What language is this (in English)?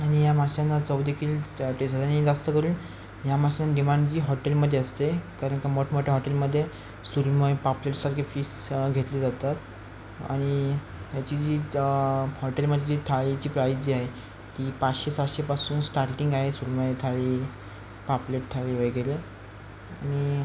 Marathi